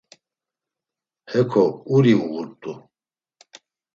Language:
Laz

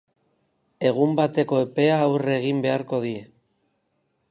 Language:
Basque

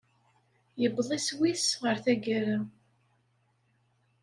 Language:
Kabyle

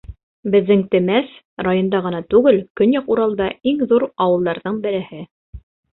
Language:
Bashkir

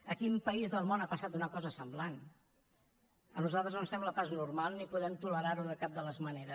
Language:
Catalan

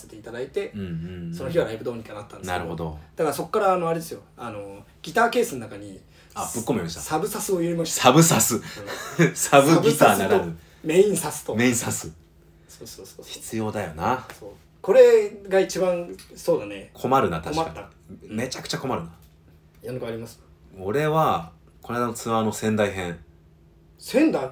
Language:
Japanese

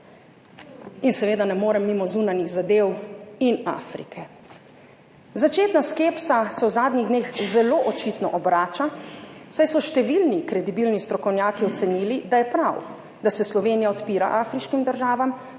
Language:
Slovenian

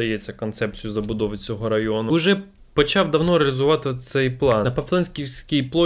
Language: Ukrainian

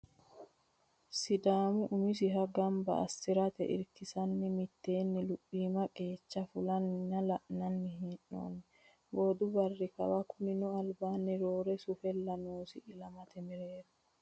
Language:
Sidamo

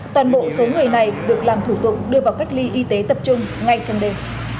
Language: Vietnamese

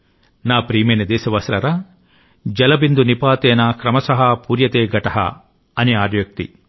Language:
Telugu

